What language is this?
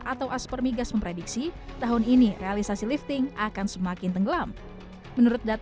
Indonesian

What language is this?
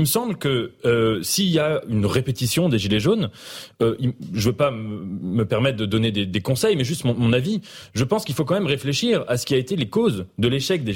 French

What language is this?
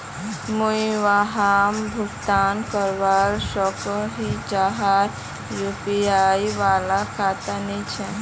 Magahi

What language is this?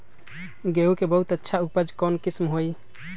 Magahi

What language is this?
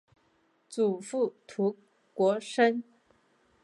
Chinese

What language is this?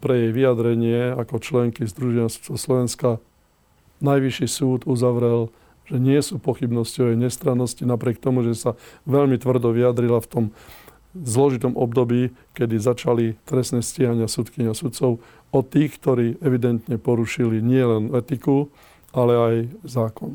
Slovak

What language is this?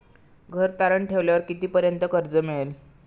Marathi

